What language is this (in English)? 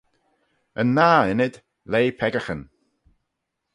Manx